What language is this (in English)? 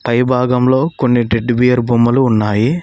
Telugu